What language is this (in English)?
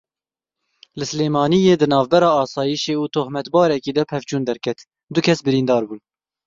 Kurdish